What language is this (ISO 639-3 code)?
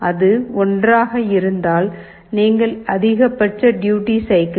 tam